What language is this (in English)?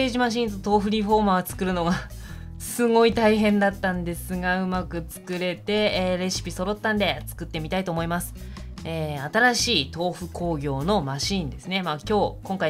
Japanese